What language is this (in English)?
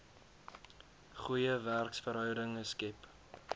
Afrikaans